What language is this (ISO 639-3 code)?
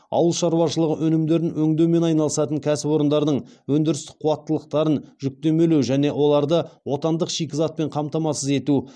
kaz